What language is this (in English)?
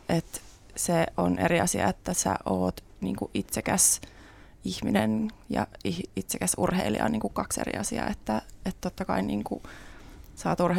Finnish